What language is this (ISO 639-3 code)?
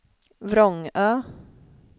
swe